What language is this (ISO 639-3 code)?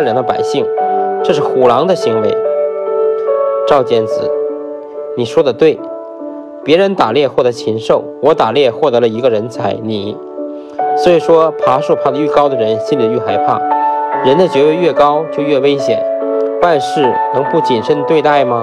zho